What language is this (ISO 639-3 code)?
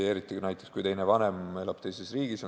est